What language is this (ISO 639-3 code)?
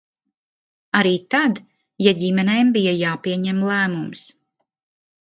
lav